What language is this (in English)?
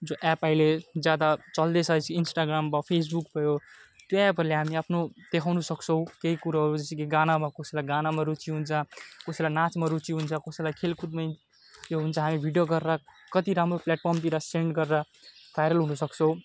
Nepali